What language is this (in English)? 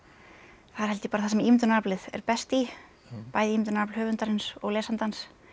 Icelandic